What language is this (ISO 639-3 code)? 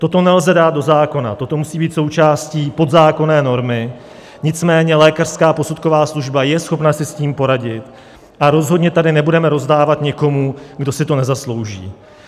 ces